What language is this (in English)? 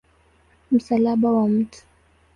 Swahili